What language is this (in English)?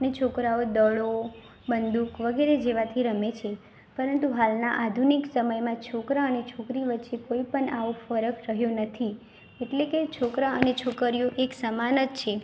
Gujarati